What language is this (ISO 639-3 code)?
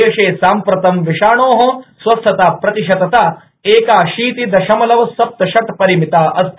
san